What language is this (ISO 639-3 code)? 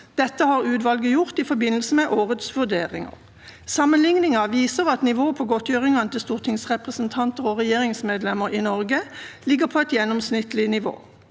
nor